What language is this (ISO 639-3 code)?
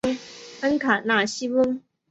zho